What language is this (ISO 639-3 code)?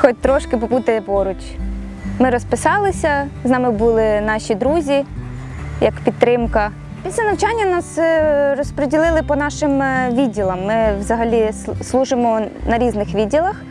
ukr